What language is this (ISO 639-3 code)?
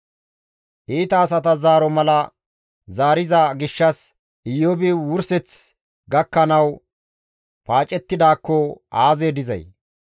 gmv